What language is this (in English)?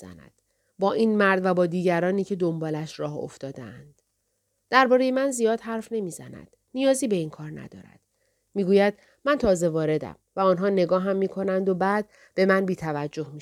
Persian